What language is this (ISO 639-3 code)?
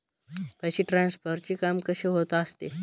mar